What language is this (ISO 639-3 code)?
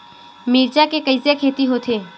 hne